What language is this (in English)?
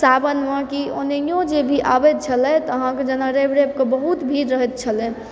Maithili